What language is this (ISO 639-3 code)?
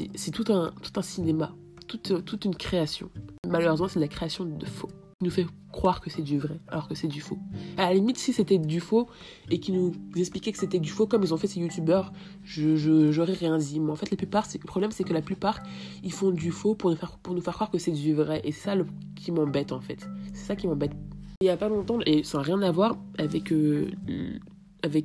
fra